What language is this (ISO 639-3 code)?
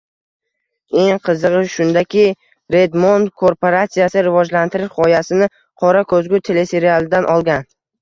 uzb